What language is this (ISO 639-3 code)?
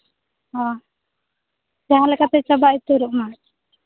sat